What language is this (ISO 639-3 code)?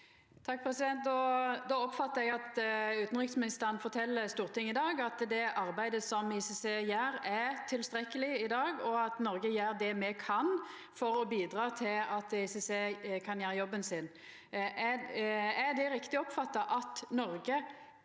nor